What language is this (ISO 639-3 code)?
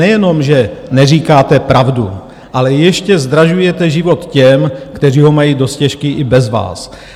ces